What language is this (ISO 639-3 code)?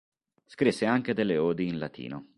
ita